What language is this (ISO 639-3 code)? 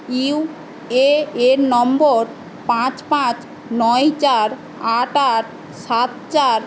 ben